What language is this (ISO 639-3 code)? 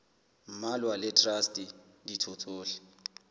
sot